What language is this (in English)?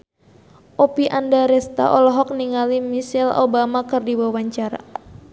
Sundanese